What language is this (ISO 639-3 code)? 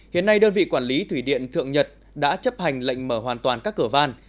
vie